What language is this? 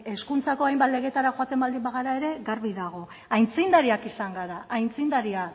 Basque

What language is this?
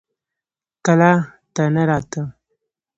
Pashto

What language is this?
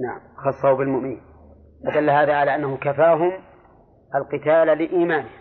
Arabic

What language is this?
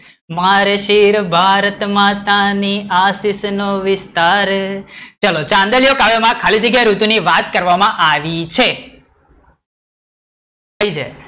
Gujarati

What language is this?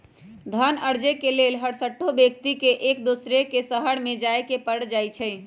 Magahi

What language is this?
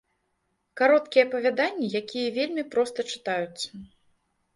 Belarusian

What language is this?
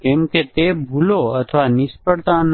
Gujarati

